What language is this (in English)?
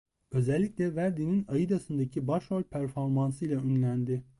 Turkish